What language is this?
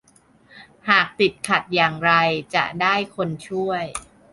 Thai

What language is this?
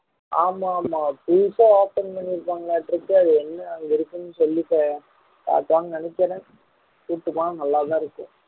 Tamil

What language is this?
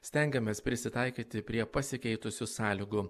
Lithuanian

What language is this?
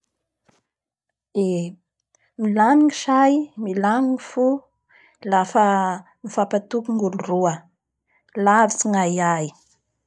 Bara Malagasy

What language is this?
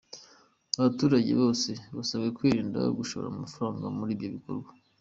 Kinyarwanda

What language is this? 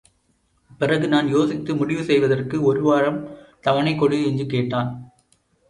Tamil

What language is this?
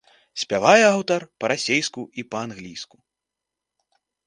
Belarusian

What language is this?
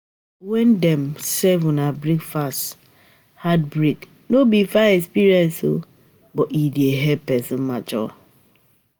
Nigerian Pidgin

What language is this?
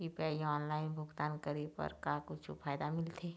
Chhattisgarhi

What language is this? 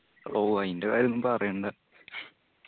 Malayalam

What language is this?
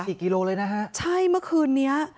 Thai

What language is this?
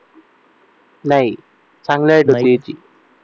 Marathi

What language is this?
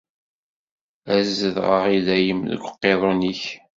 Kabyle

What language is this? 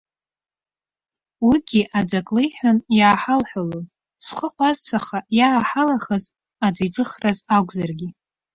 Abkhazian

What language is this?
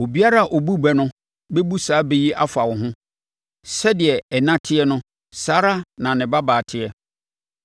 Akan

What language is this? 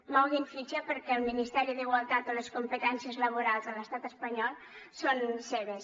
Catalan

